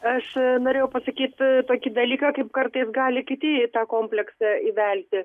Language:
Lithuanian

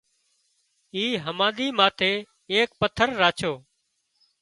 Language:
Wadiyara Koli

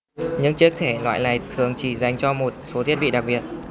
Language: Vietnamese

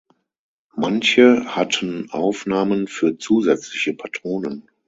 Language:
German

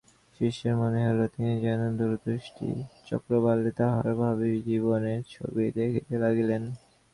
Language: Bangla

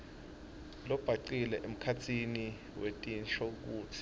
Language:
Swati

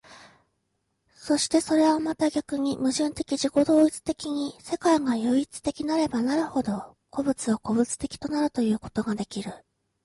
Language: Japanese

